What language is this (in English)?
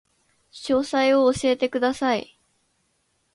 Japanese